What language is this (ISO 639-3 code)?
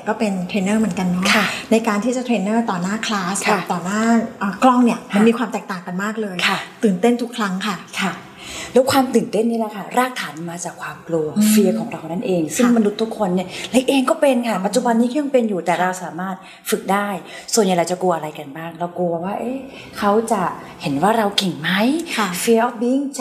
tha